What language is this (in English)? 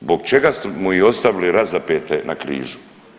Croatian